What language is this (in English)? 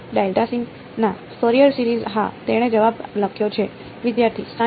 Gujarati